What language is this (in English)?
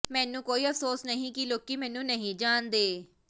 Punjabi